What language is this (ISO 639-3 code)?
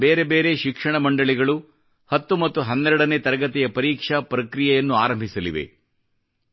kan